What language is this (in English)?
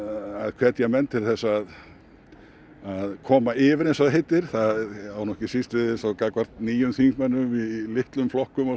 Icelandic